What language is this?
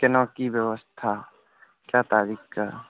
Maithili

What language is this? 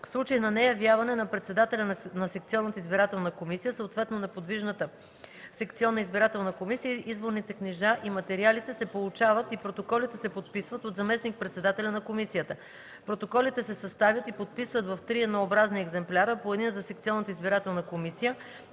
Bulgarian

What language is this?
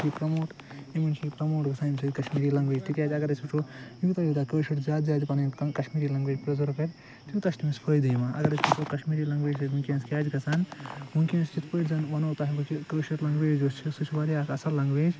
Kashmiri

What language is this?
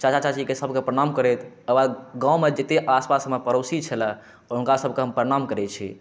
Maithili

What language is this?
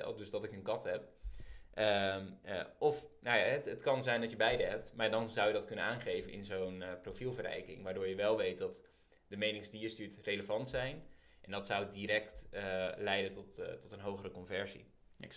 Dutch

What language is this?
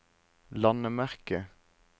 Norwegian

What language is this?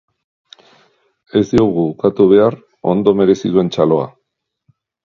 Basque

